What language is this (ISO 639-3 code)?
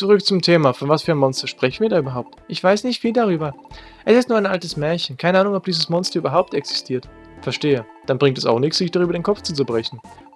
deu